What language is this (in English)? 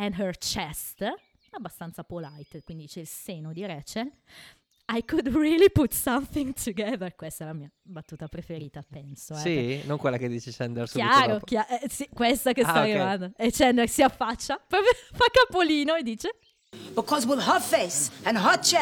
Italian